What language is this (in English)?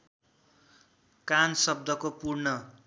Nepali